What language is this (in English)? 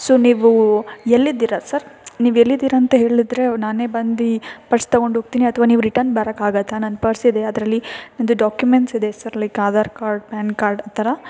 Kannada